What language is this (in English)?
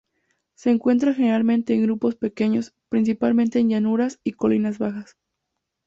Spanish